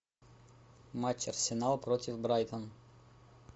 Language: Russian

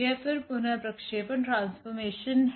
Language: Hindi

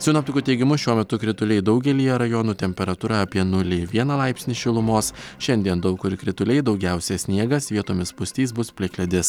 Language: Lithuanian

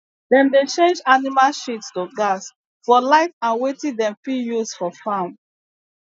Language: Nigerian Pidgin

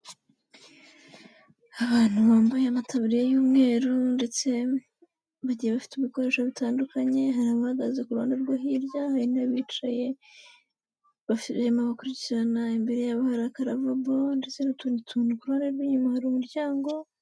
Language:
Kinyarwanda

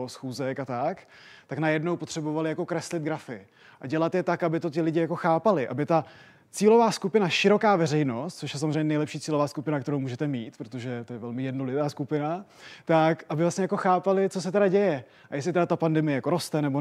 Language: Czech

